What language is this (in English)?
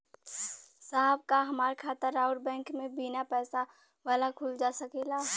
Bhojpuri